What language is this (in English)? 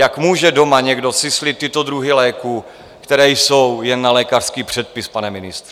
Czech